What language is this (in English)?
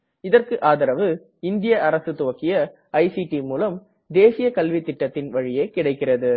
Tamil